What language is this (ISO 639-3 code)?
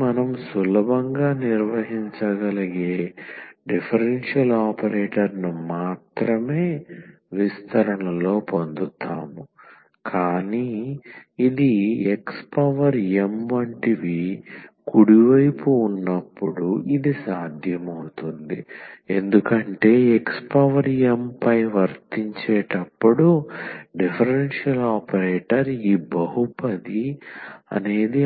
tel